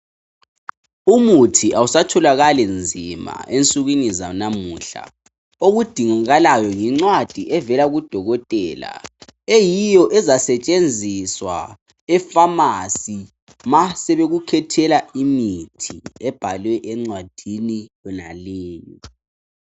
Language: North Ndebele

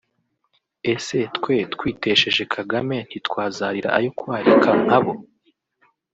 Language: Kinyarwanda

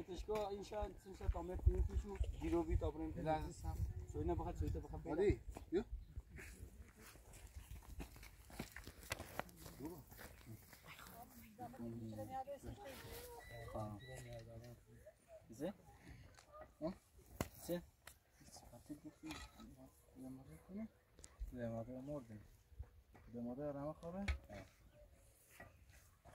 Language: Persian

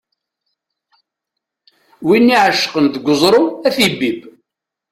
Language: Kabyle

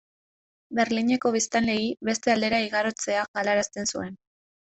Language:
Basque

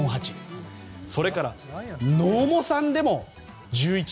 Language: Japanese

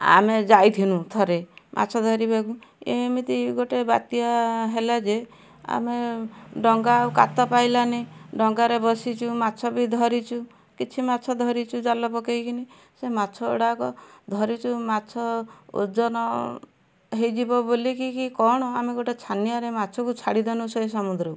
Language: Odia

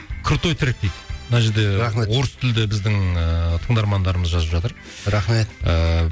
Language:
Kazakh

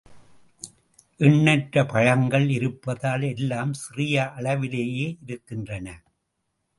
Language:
Tamil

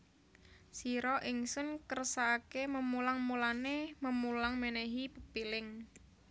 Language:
Javanese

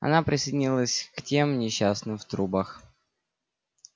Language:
Russian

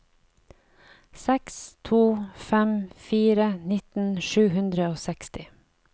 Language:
Norwegian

